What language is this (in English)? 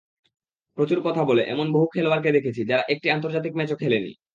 Bangla